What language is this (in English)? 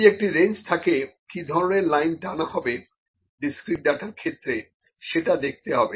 Bangla